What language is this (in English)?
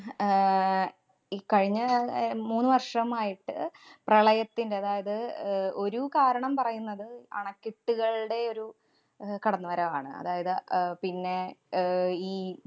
Malayalam